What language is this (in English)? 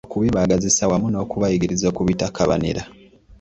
Ganda